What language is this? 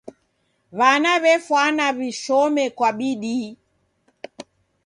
Taita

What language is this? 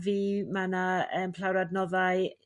Welsh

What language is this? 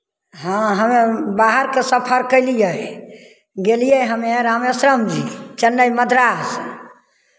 Maithili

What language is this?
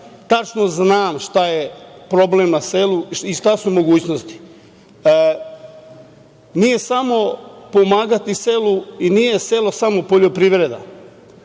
Serbian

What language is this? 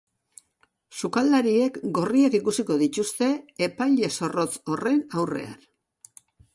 Basque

